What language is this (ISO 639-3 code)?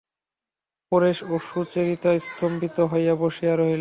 ben